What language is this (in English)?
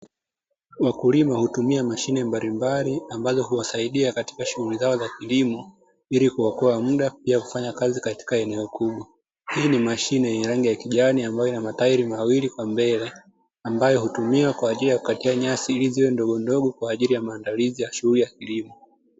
Swahili